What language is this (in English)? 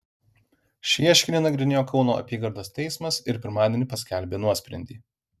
Lithuanian